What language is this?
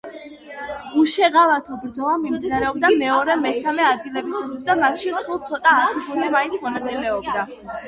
Georgian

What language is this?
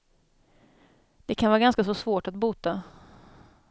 Swedish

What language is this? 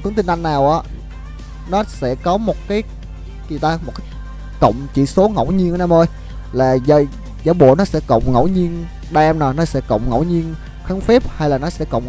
Vietnamese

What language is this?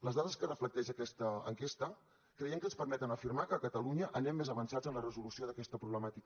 Catalan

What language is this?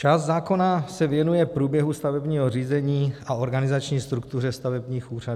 Czech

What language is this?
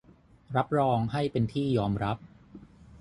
Thai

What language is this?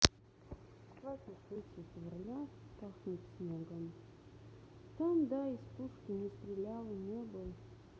Russian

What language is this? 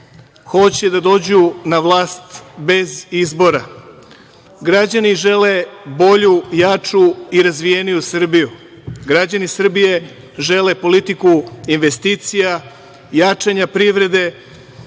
Serbian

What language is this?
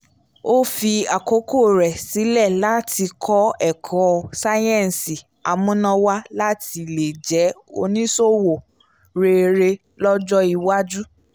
Yoruba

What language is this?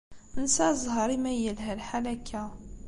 Kabyle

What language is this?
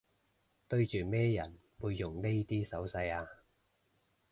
Cantonese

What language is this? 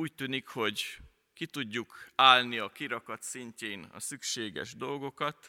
Hungarian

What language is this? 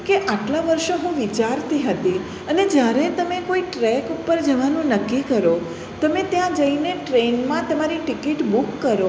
Gujarati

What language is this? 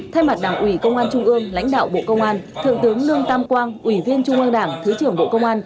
Vietnamese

